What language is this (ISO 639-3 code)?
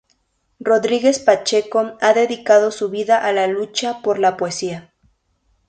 spa